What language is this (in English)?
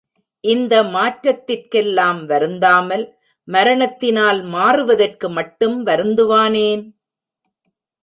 Tamil